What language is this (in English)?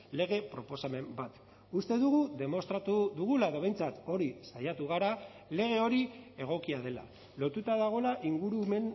Basque